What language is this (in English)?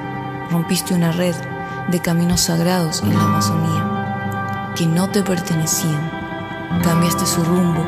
Spanish